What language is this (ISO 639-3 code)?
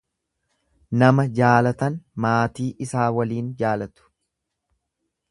orm